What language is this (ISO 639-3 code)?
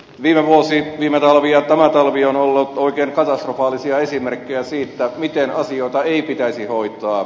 fin